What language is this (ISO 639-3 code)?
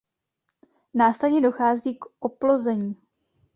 ces